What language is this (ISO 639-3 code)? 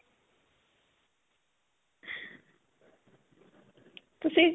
pan